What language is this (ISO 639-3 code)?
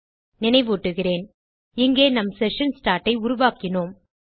tam